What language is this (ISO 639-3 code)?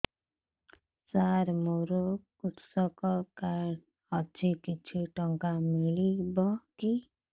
ori